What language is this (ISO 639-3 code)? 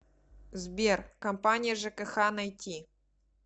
rus